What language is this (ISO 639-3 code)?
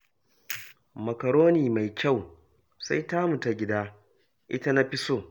hau